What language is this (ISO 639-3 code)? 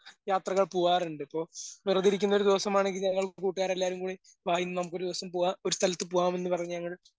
mal